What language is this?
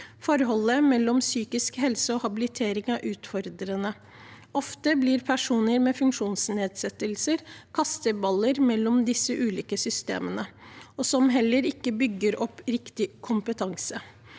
Norwegian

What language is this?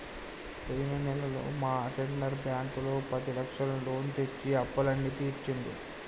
Telugu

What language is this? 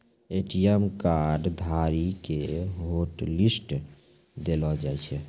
Maithili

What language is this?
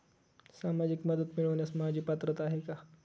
Marathi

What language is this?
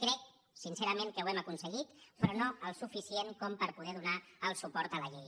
Catalan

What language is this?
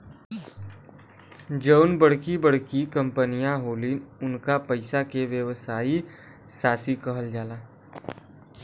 Bhojpuri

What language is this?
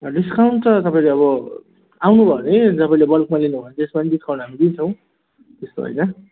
Nepali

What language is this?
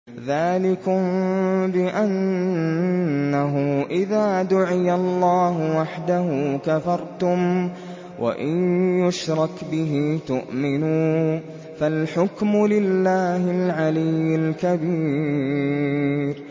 Arabic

